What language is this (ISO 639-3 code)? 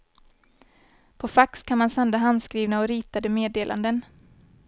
swe